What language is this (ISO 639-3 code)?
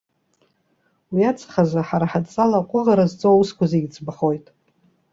abk